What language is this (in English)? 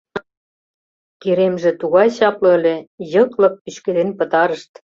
Mari